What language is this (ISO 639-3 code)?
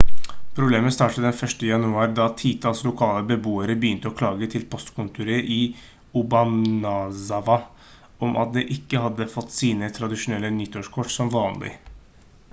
nob